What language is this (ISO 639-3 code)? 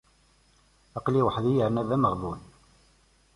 kab